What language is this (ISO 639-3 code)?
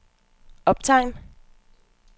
dan